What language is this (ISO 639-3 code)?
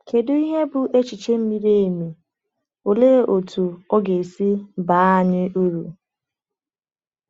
ibo